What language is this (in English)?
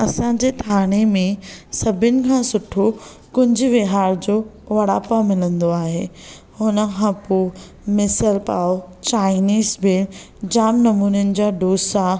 Sindhi